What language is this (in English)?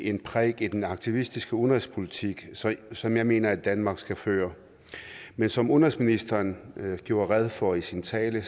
Danish